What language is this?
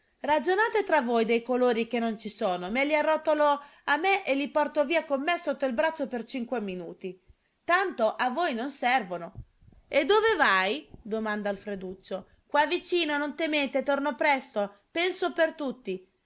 Italian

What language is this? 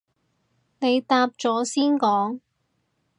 Cantonese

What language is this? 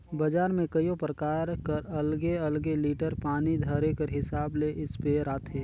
Chhattisgarhi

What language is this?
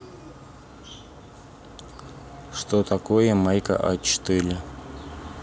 Russian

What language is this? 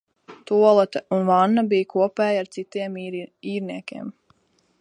Latvian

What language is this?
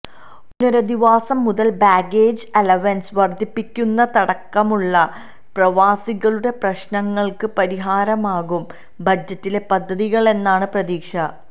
Malayalam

